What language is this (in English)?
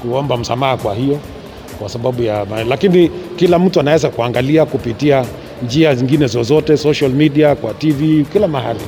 Swahili